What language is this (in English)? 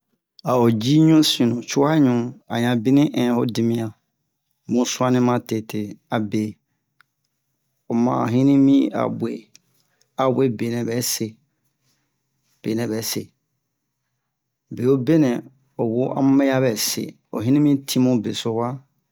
Bomu